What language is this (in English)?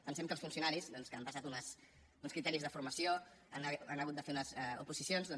Catalan